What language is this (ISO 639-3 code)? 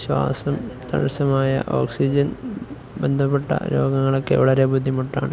mal